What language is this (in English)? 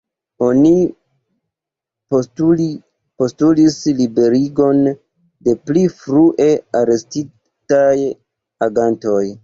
Esperanto